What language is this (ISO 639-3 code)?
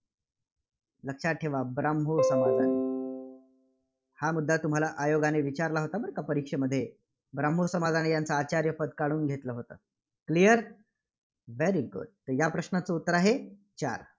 mar